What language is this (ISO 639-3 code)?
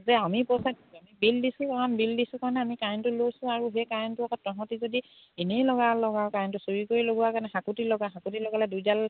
asm